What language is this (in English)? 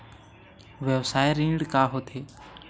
Chhattisgarhi